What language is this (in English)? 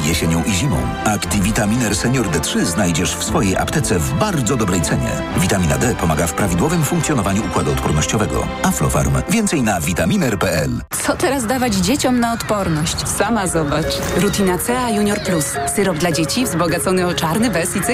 Polish